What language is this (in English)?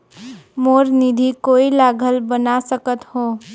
Chhattisgarhi